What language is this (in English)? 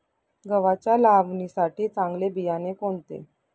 Marathi